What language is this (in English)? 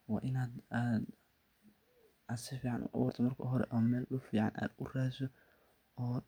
Somali